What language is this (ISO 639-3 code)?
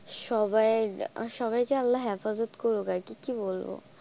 ben